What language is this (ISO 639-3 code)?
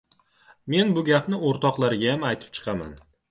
uzb